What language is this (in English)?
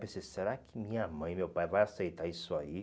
Portuguese